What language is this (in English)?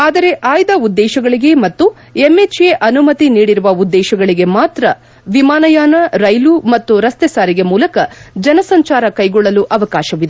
Kannada